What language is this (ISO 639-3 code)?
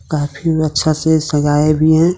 hin